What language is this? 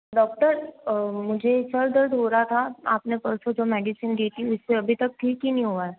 Hindi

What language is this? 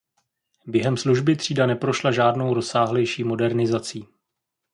Czech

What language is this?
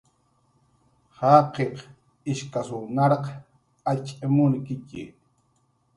Jaqaru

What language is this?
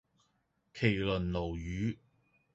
Cantonese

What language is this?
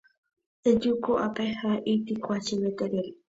Guarani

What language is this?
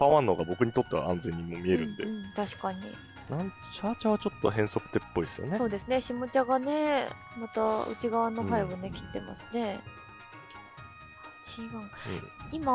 Japanese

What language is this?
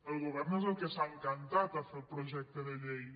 Catalan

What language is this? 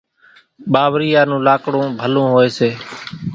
Kachi Koli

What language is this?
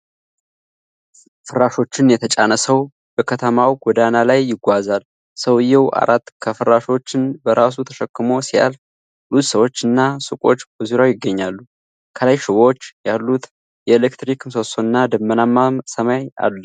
Amharic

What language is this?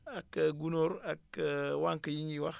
Wolof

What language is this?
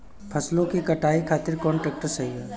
Bhojpuri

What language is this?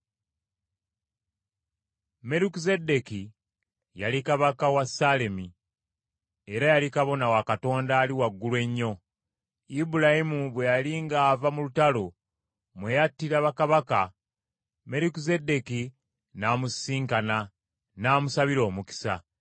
Ganda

